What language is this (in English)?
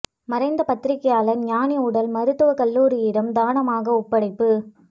Tamil